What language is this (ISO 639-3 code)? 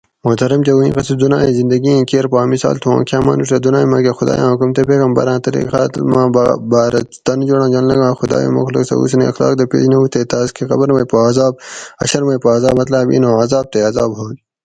gwc